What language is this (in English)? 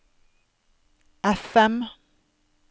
Norwegian